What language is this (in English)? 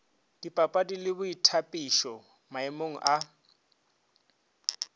Northern Sotho